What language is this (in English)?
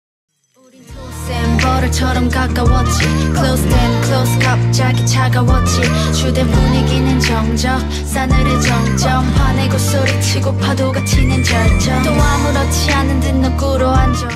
Korean